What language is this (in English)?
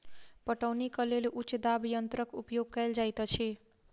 Maithili